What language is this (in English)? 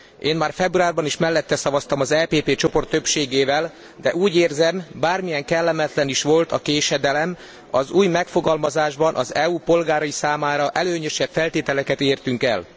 Hungarian